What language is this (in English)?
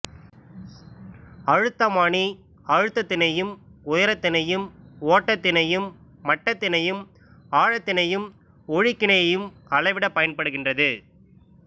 Tamil